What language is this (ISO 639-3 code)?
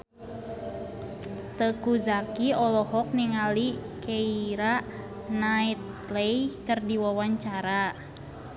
sun